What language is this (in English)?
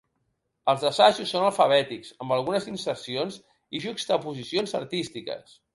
Catalan